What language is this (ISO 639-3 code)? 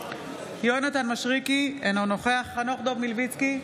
heb